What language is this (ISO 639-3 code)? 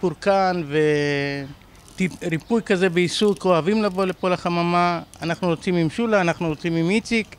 heb